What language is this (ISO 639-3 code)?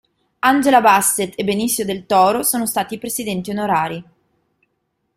ita